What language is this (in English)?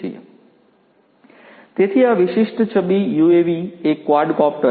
Gujarati